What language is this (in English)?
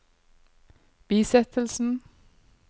Norwegian